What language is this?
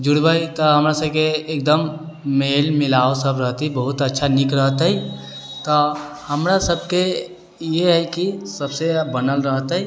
Maithili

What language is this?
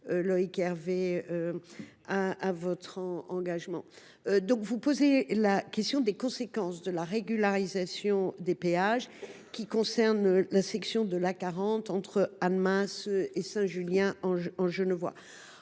French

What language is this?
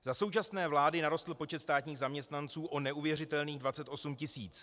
Czech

